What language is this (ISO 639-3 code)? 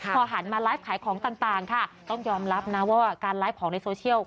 tha